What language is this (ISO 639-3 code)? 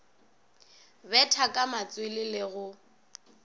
nso